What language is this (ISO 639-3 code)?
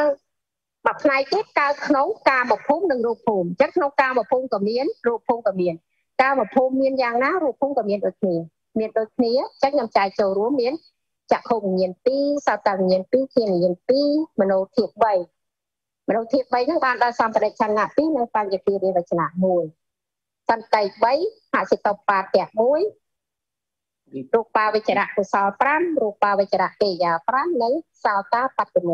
vie